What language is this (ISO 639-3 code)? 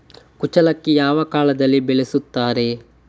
kan